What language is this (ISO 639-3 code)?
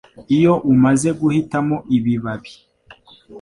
kin